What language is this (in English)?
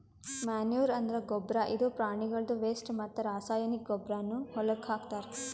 Kannada